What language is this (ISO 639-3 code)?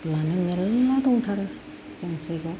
brx